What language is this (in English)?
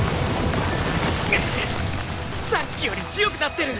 Japanese